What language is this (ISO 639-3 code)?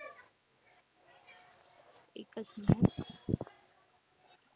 mar